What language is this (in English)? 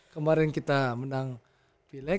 Indonesian